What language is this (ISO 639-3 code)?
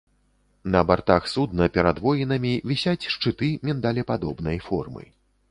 bel